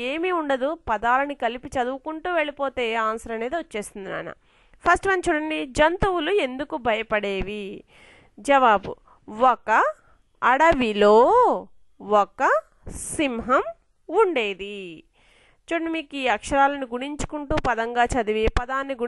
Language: Telugu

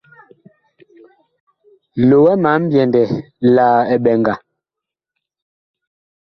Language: Bakoko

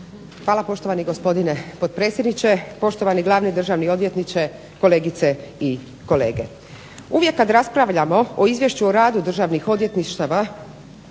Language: Croatian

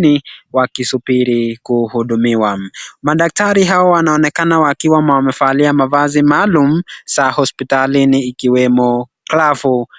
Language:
Swahili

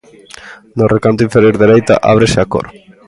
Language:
Galician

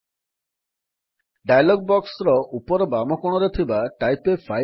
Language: Odia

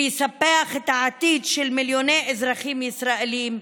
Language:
Hebrew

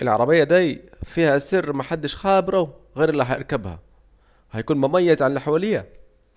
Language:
Saidi Arabic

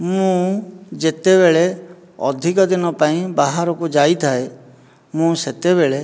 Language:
Odia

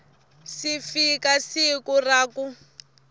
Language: Tsonga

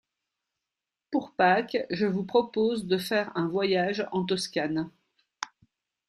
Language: French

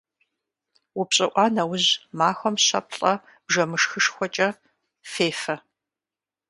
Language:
Kabardian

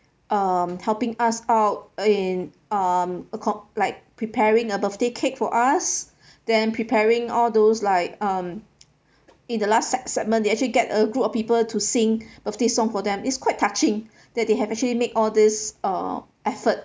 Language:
English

